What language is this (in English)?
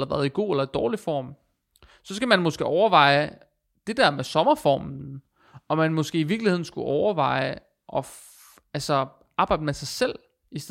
Danish